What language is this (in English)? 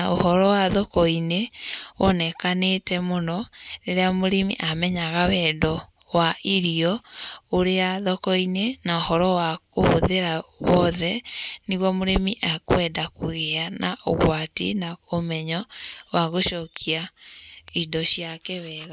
Kikuyu